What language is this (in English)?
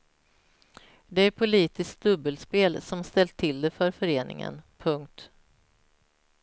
Swedish